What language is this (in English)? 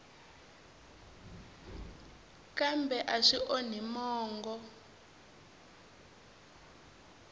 Tsonga